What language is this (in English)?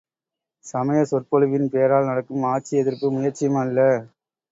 Tamil